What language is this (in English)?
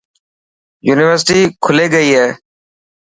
Dhatki